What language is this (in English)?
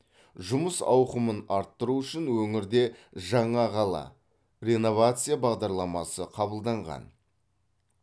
Kazakh